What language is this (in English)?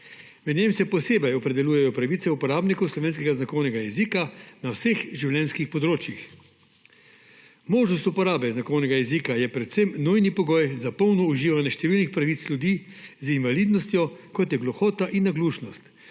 Slovenian